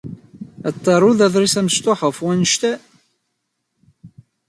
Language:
Kabyle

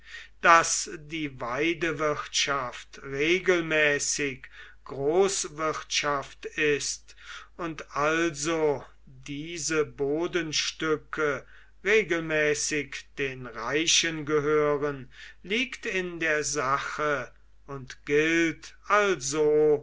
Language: German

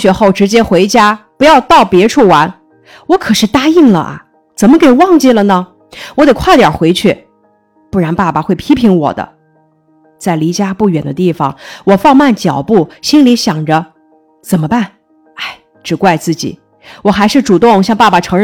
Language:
Chinese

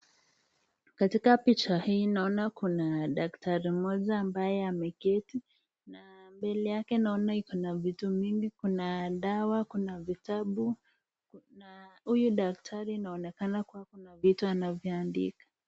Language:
Swahili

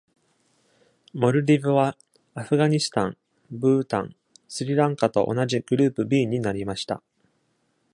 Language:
Japanese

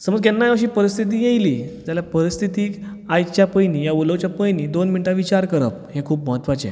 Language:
Konkani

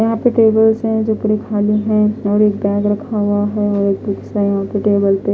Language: Hindi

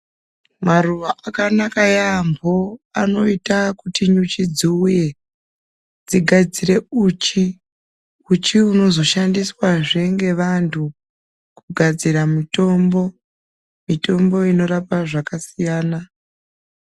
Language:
Ndau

